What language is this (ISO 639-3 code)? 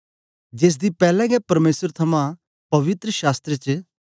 doi